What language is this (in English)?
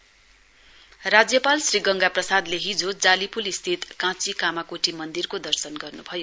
Nepali